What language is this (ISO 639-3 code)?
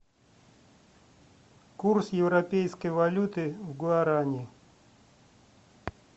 rus